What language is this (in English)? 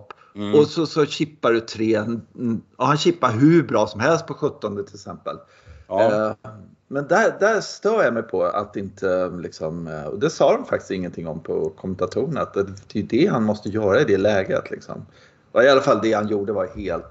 Swedish